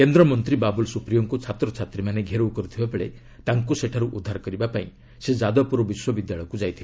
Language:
Odia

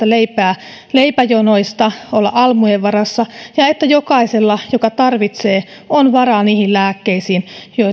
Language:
Finnish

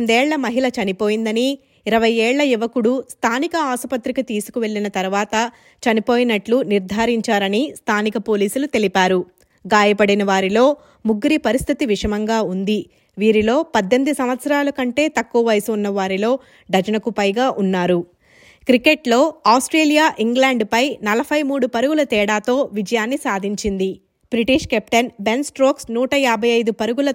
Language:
Telugu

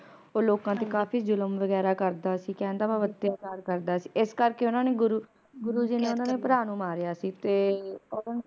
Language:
Punjabi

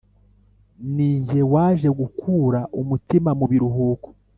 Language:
Kinyarwanda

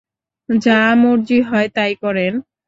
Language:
Bangla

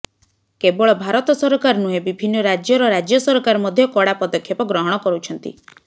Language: Odia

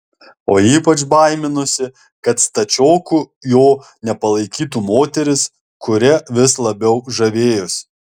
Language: Lithuanian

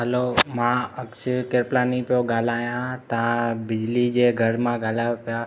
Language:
Sindhi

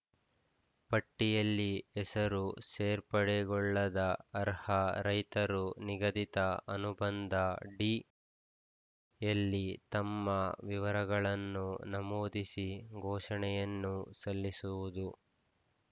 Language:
Kannada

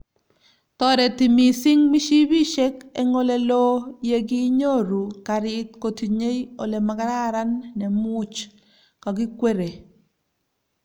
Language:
Kalenjin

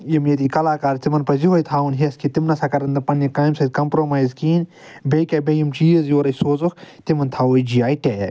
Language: Kashmiri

